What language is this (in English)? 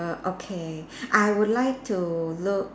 English